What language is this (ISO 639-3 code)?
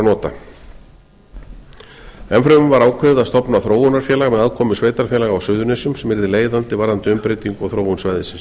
isl